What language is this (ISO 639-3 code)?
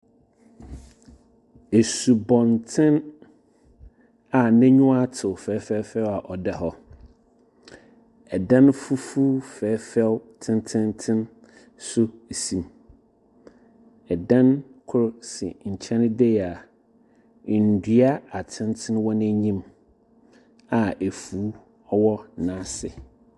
aka